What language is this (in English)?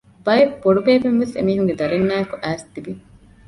Divehi